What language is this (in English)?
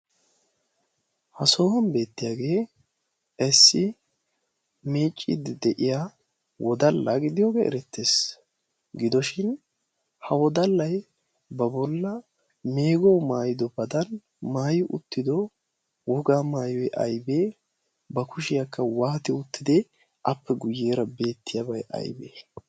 Wolaytta